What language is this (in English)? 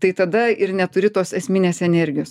Lithuanian